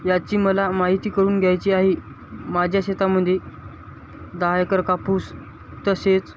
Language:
Marathi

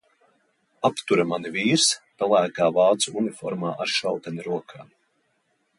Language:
Latvian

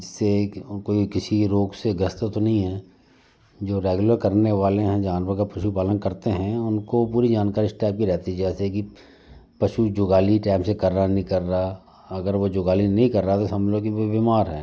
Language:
Hindi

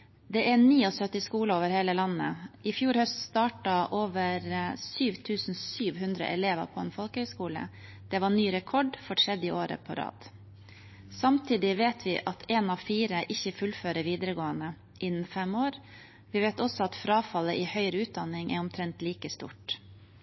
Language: Norwegian Bokmål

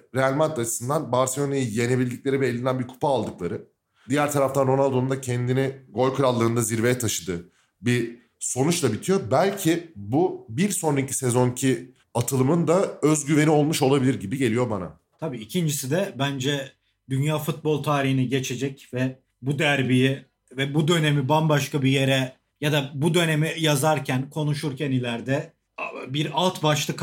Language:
Turkish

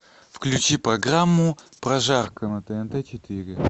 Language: Russian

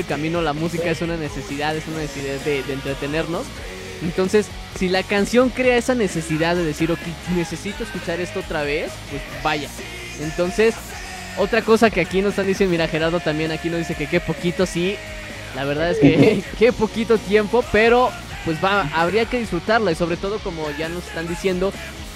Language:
Spanish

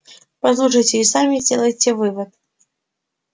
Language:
Russian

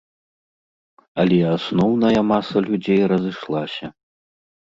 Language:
Belarusian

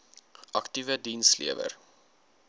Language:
Afrikaans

